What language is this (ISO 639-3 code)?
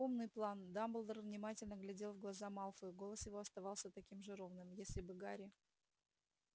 rus